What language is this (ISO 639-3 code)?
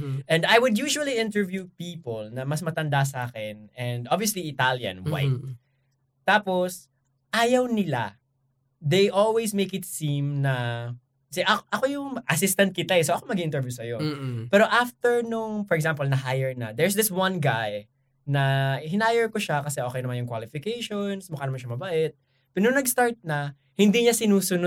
fil